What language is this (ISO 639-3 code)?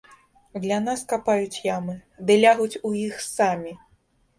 bel